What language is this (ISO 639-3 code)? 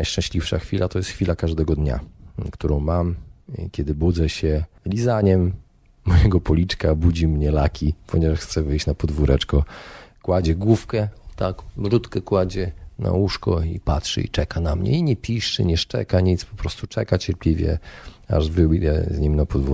pol